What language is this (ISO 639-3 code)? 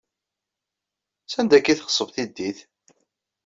kab